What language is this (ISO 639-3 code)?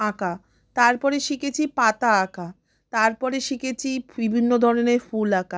ben